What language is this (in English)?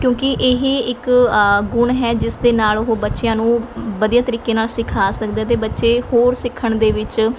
Punjabi